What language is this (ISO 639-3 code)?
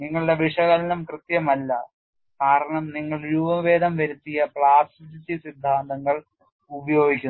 mal